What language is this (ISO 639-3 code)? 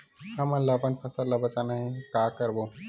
hne